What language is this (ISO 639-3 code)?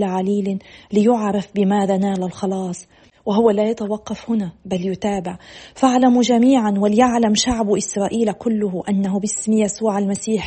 ara